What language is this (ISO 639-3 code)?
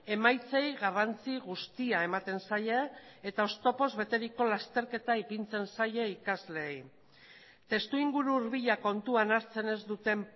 eus